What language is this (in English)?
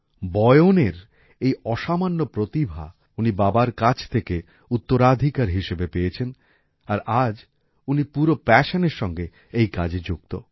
Bangla